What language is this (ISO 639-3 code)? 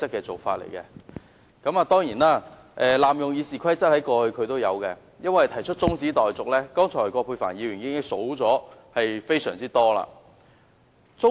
yue